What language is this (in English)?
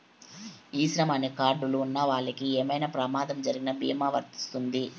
Telugu